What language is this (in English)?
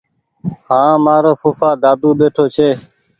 Goaria